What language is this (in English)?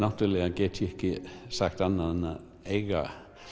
Icelandic